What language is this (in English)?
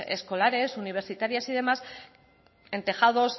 Spanish